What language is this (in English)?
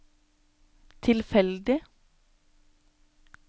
Norwegian